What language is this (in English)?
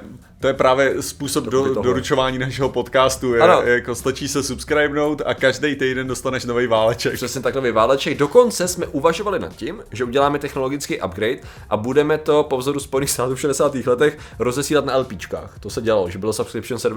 Czech